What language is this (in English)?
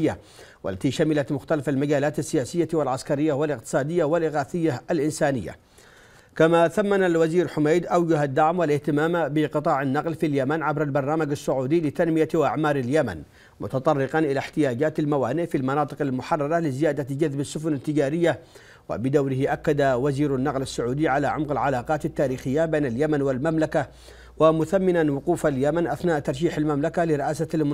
Arabic